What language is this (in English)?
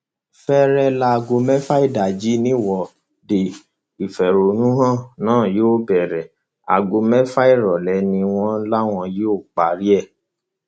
Yoruba